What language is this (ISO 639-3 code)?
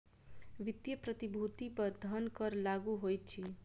mai